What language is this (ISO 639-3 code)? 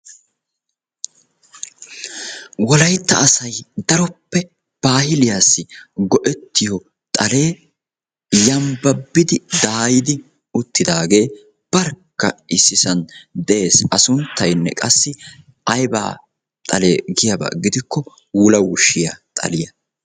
wal